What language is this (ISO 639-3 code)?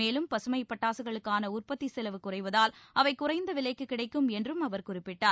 tam